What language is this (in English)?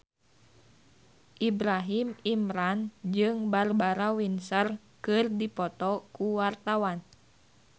Sundanese